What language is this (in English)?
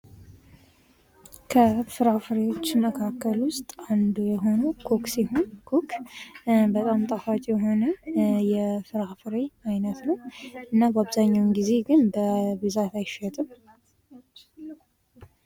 Amharic